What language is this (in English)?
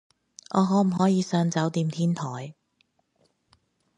Cantonese